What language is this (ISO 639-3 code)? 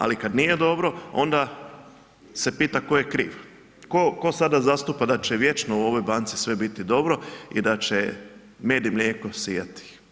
hrv